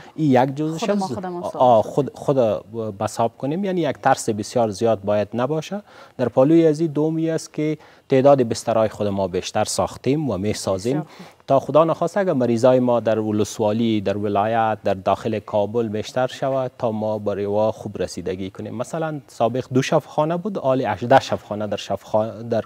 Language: Persian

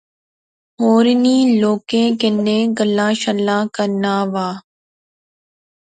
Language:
Pahari-Potwari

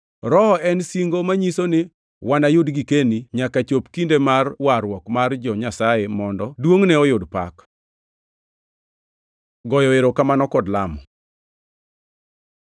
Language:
Luo (Kenya and Tanzania)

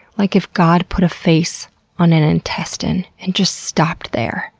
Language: English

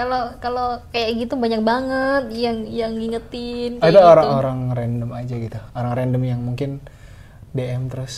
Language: Indonesian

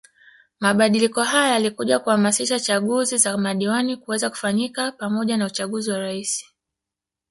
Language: Swahili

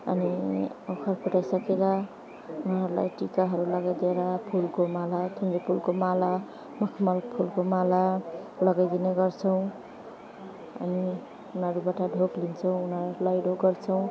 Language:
Nepali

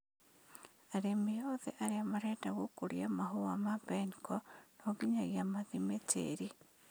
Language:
Kikuyu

